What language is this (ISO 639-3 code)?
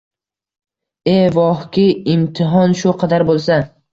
uzb